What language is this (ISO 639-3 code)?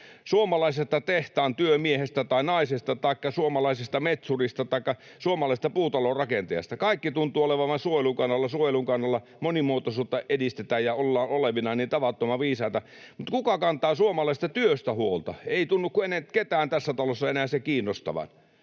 fin